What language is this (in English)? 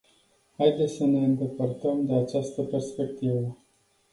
Romanian